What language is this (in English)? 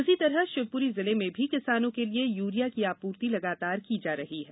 Hindi